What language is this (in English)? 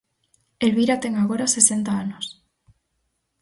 Galician